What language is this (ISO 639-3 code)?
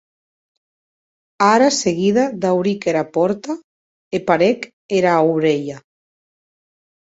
oci